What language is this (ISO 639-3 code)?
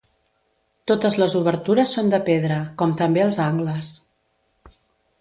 cat